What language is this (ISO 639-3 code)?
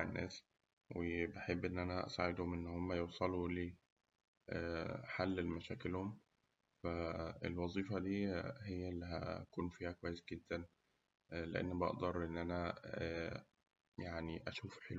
arz